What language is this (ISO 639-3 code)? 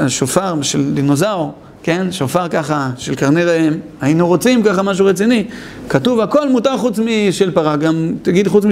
heb